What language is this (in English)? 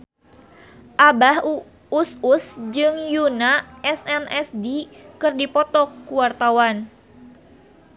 Sundanese